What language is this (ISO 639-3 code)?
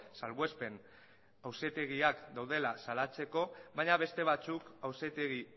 eus